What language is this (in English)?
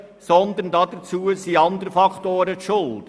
Swiss German